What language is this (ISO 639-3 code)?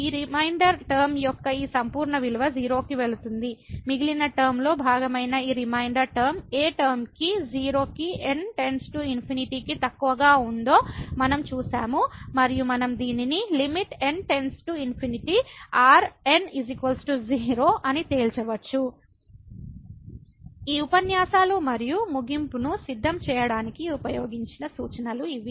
tel